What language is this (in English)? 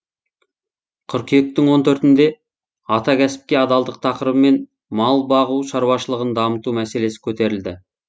Kazakh